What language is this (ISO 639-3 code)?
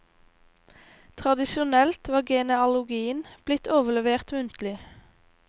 nor